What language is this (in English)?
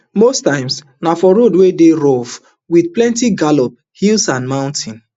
Nigerian Pidgin